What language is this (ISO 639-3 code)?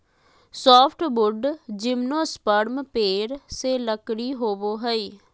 mag